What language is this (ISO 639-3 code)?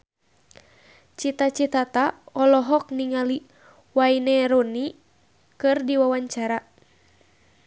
sun